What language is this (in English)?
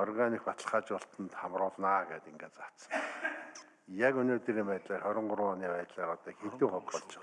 Turkish